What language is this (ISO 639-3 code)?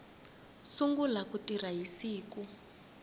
tso